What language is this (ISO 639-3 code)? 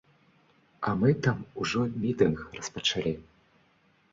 bel